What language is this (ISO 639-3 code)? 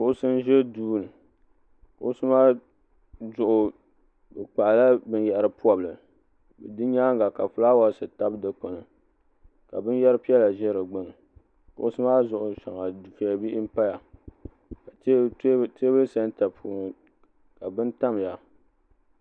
dag